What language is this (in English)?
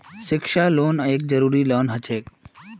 Magahi